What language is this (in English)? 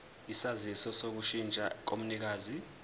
Zulu